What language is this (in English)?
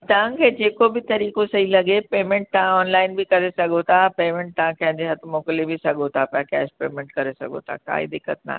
Sindhi